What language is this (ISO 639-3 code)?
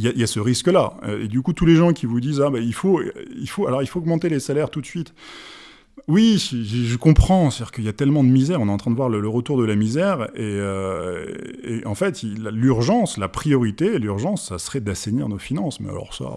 fra